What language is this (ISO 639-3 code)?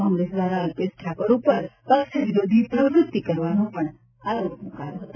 guj